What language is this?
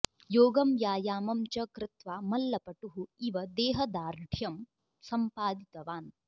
Sanskrit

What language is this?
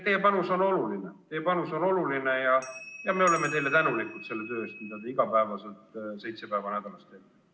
Estonian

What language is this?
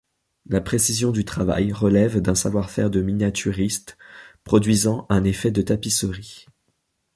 French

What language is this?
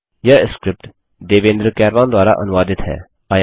Hindi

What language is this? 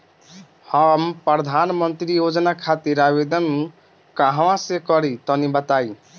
Bhojpuri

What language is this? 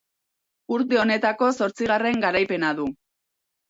Basque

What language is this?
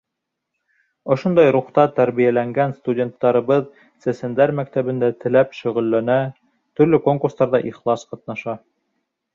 Bashkir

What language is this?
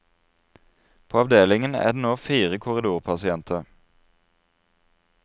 Norwegian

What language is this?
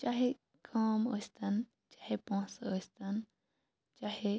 Kashmiri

